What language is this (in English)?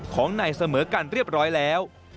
Thai